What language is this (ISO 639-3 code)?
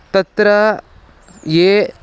san